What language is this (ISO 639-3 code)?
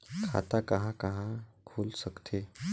hne